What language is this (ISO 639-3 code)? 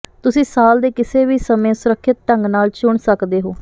pan